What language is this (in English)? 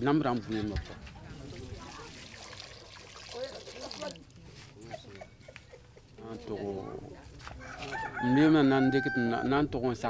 French